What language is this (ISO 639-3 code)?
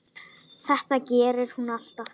isl